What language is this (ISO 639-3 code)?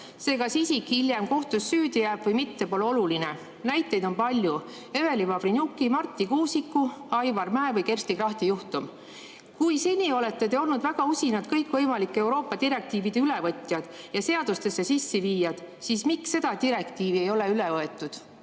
est